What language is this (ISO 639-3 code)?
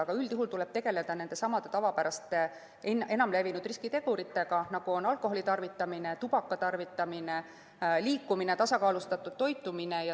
est